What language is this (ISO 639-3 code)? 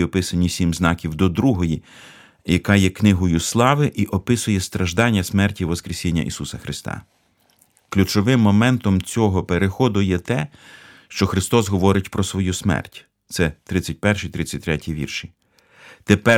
ukr